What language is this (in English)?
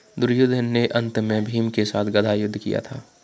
Hindi